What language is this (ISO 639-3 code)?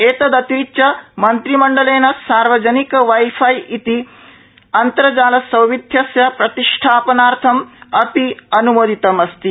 san